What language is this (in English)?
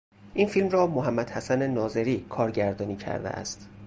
Persian